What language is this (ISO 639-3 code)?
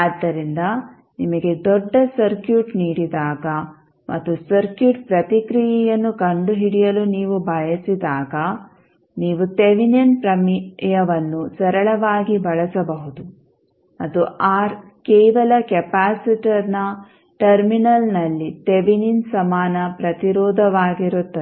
kan